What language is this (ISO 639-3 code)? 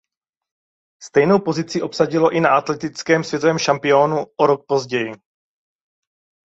ces